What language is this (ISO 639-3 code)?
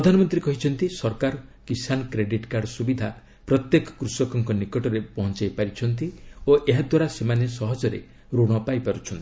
ori